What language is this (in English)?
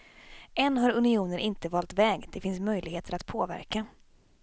Swedish